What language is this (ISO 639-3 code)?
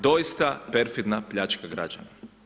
hrv